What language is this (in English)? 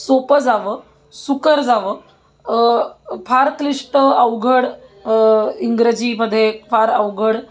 Marathi